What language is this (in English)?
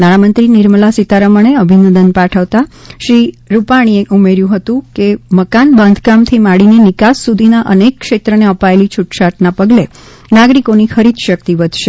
Gujarati